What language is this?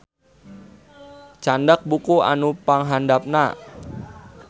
Sundanese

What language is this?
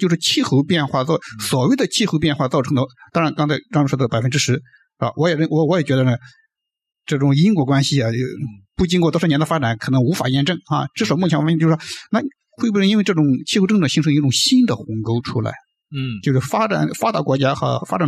Chinese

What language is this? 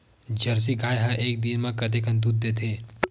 Chhattisgarhi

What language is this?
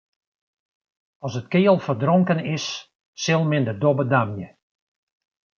Western Frisian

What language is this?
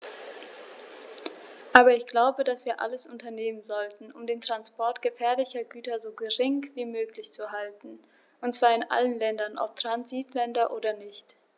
German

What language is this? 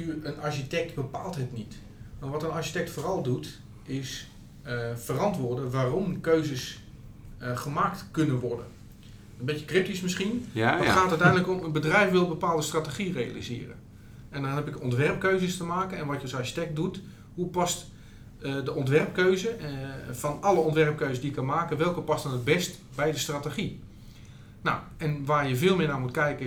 Dutch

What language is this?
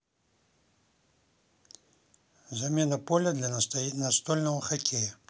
Russian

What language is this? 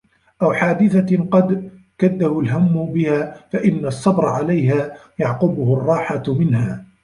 Arabic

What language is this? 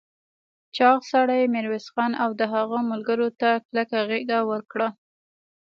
Pashto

